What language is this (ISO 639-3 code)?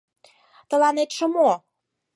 chm